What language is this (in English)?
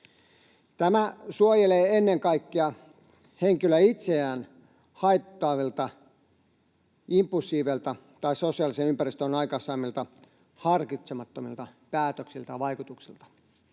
Finnish